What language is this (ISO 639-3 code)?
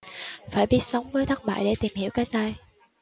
vie